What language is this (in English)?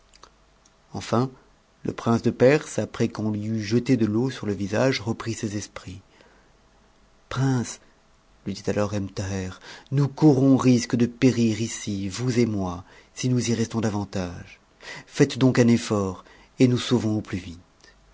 French